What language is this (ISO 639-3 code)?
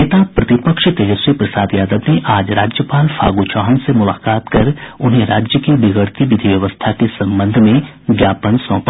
hin